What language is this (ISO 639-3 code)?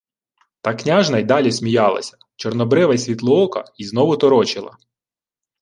ukr